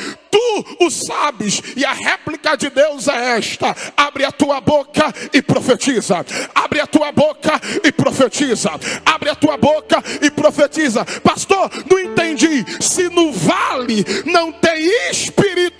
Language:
Portuguese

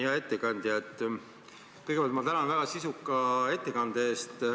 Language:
Estonian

